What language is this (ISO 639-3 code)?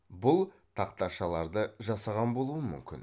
kaz